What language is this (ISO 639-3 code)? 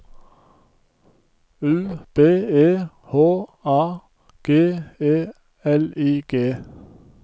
nor